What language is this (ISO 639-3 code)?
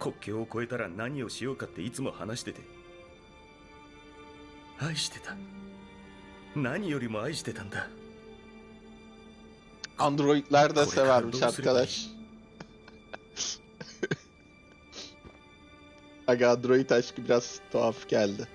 tur